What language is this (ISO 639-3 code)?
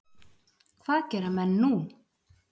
isl